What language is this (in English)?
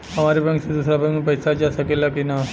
Bhojpuri